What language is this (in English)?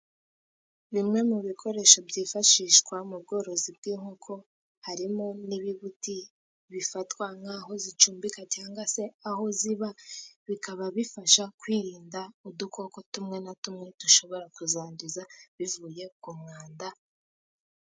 Kinyarwanda